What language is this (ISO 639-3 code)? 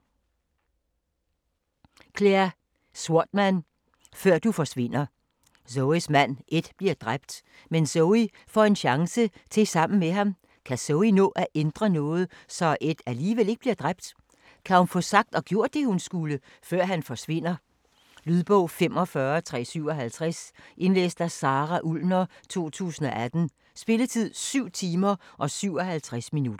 dan